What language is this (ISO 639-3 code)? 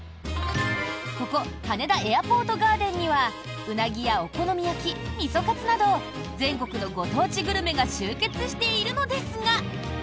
jpn